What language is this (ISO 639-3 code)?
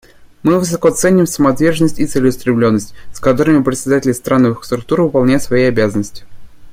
rus